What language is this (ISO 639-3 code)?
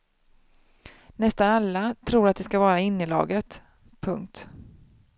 swe